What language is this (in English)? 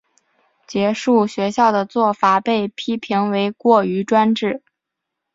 Chinese